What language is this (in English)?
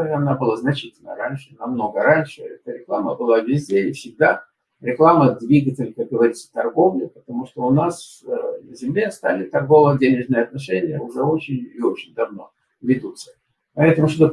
Russian